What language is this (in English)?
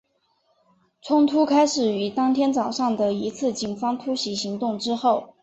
Chinese